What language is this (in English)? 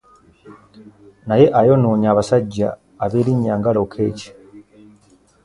Ganda